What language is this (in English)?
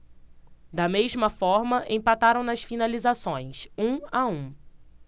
Portuguese